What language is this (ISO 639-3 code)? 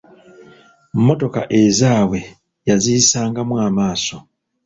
lug